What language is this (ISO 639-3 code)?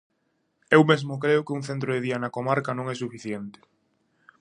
glg